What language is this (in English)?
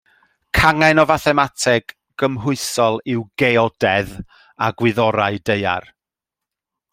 Welsh